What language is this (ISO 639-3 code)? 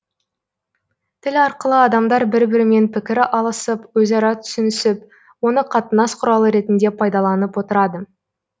kaz